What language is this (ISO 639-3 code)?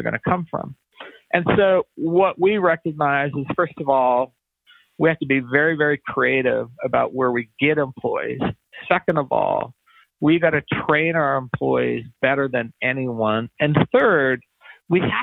eng